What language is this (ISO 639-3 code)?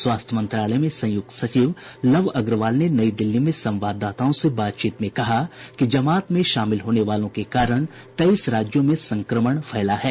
hin